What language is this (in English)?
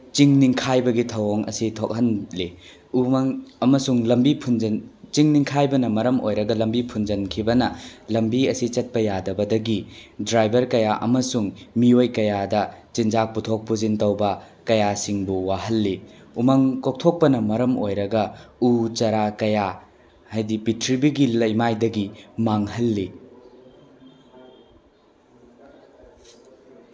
Manipuri